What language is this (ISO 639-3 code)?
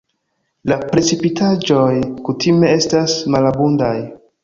epo